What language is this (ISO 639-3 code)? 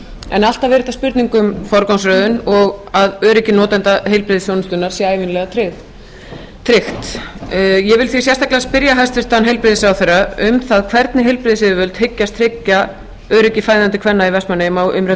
isl